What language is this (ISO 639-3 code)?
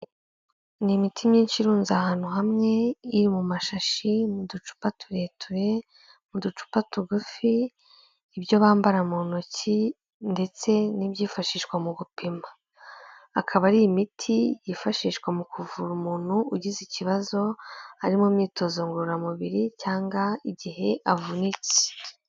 kin